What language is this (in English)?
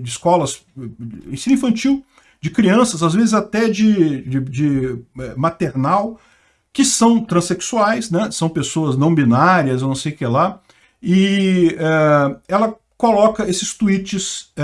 Portuguese